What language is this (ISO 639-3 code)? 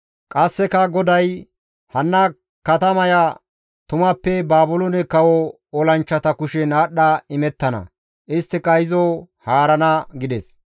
gmv